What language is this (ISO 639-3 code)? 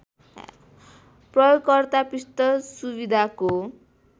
nep